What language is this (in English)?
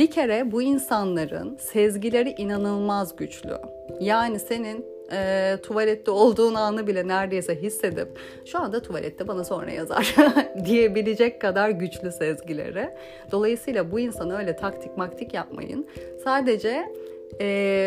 Turkish